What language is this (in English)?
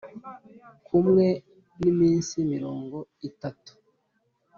Kinyarwanda